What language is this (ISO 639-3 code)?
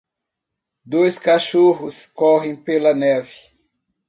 por